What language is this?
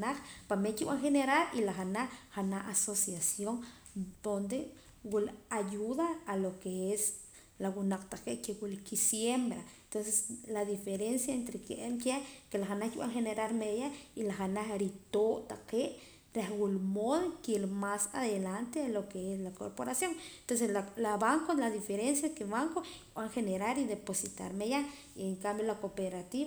Poqomam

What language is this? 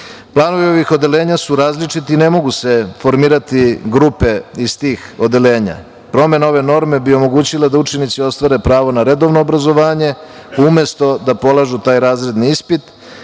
Serbian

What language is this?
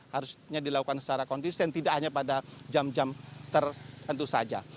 Indonesian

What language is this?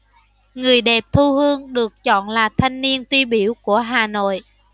Vietnamese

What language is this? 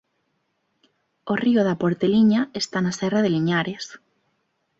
Galician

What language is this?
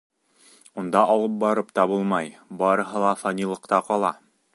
Bashkir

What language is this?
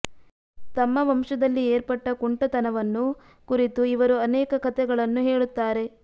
Kannada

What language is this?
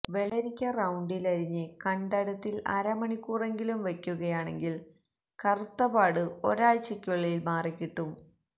Malayalam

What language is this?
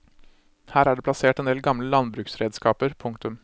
Norwegian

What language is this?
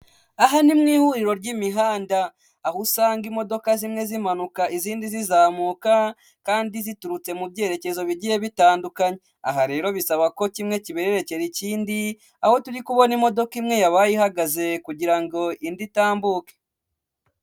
Kinyarwanda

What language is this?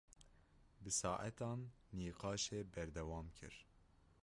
Kurdish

